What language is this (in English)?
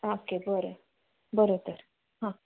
Konkani